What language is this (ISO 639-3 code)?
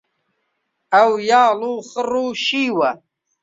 ckb